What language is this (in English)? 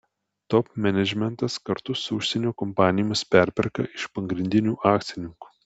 Lithuanian